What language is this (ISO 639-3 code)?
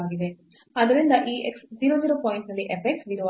kan